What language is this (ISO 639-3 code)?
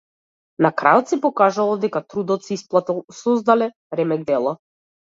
mkd